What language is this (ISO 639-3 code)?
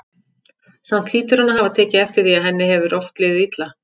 isl